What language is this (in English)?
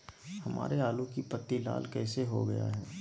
Magahi